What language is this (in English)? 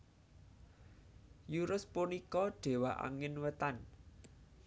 Javanese